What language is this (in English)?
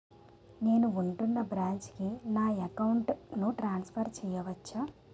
Telugu